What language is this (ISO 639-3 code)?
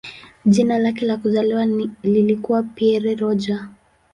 swa